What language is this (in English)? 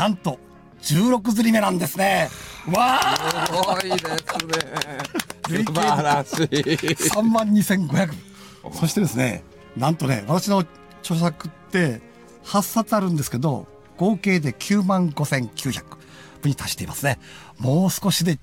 Japanese